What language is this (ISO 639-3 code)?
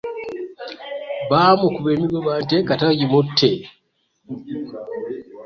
lug